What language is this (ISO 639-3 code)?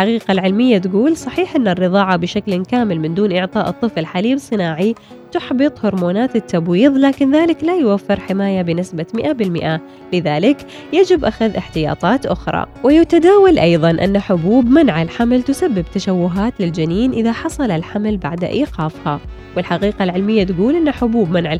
ara